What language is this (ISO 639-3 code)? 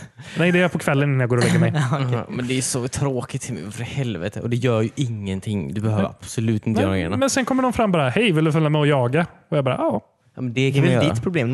swe